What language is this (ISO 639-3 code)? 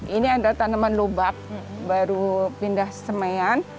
ind